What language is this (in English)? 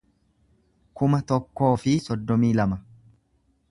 Oromo